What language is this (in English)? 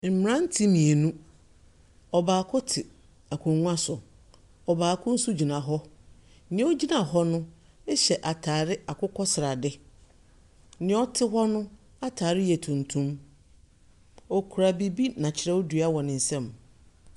Akan